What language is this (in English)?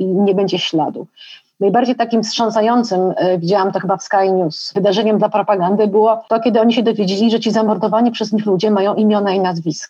Polish